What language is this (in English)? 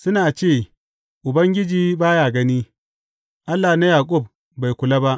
Hausa